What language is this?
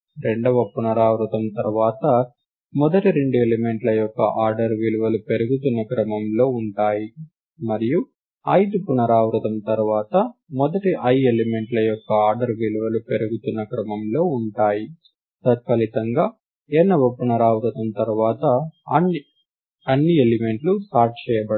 Telugu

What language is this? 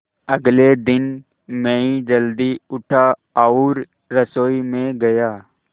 Hindi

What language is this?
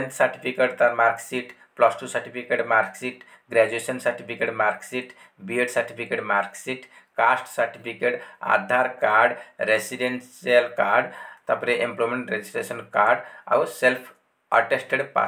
Hindi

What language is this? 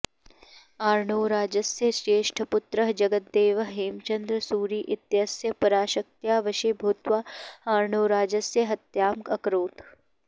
Sanskrit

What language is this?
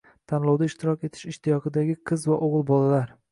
Uzbek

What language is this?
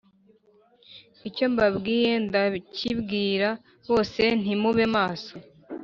Kinyarwanda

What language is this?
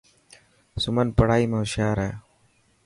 Dhatki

